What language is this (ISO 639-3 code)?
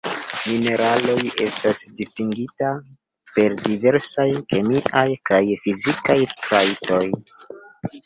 epo